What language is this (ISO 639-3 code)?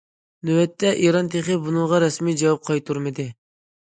uig